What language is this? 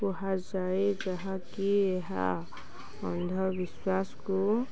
Odia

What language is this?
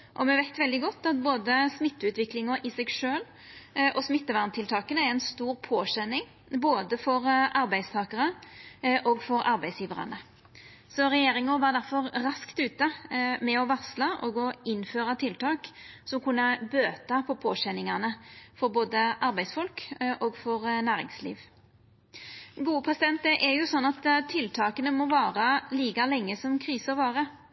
Norwegian Nynorsk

